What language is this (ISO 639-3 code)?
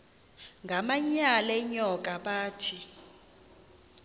xho